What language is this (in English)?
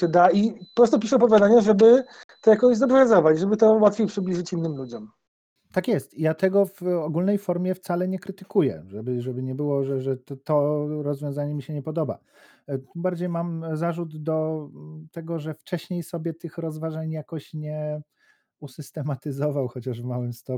Polish